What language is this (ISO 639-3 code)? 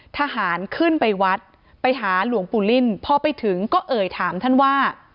tha